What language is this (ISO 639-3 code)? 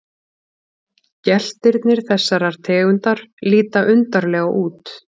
isl